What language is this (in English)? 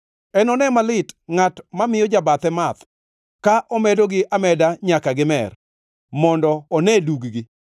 Luo (Kenya and Tanzania)